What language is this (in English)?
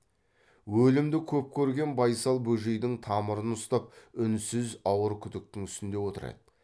Kazakh